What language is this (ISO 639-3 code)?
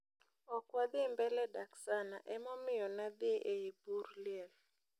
luo